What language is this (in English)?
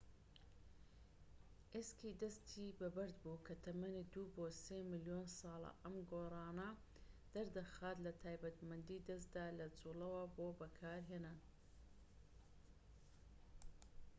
Central Kurdish